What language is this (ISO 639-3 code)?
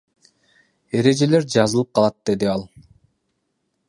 kir